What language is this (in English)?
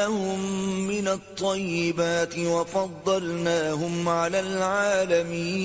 Urdu